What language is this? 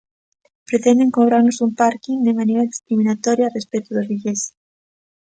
Galician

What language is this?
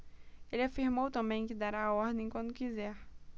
Portuguese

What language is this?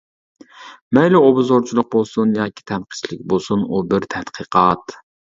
Uyghur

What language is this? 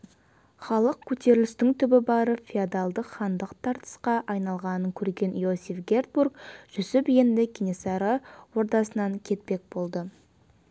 Kazakh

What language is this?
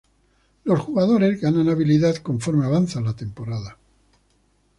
Spanish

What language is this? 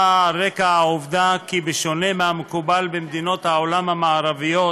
Hebrew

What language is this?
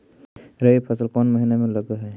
Magahi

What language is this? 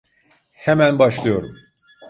Turkish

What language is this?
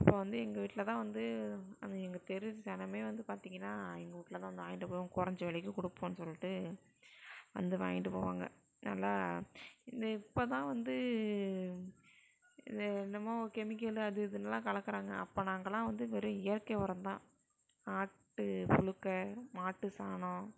Tamil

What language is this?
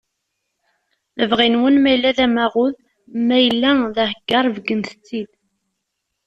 Kabyle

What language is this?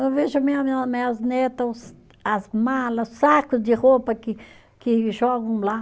Portuguese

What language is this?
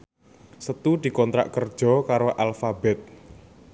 Javanese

